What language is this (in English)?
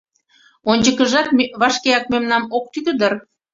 Mari